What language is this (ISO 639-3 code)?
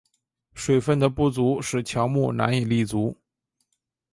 zho